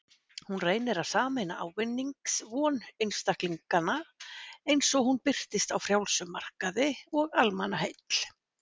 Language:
Icelandic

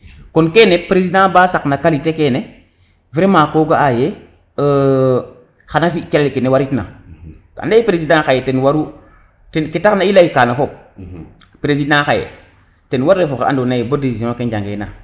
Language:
Serer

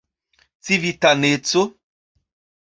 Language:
Esperanto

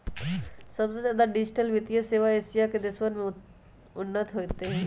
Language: Magahi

